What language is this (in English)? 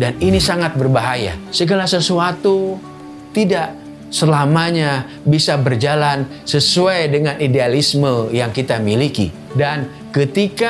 Indonesian